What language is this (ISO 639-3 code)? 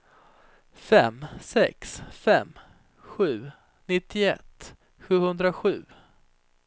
swe